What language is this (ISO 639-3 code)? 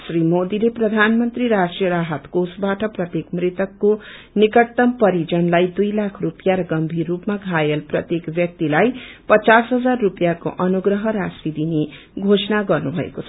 nep